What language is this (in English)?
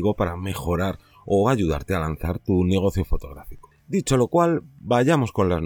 Spanish